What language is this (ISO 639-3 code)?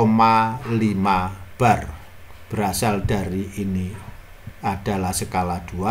ind